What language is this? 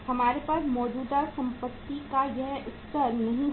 Hindi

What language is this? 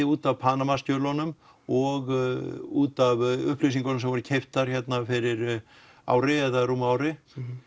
Icelandic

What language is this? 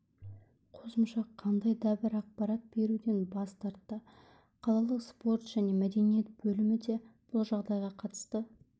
Kazakh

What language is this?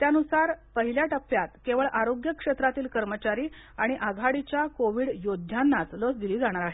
Marathi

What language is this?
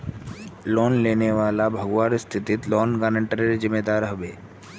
Magahi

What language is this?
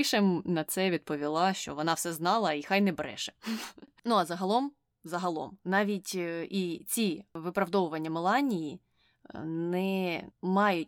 Ukrainian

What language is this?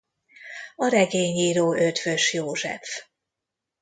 Hungarian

